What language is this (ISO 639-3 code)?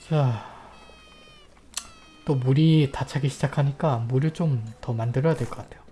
kor